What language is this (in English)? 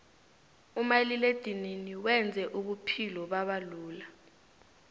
South Ndebele